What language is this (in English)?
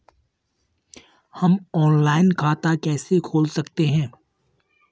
Hindi